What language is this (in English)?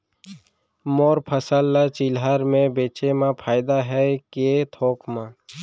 Chhattisgarhi